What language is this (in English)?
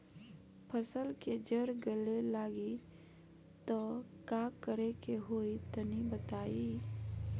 Bhojpuri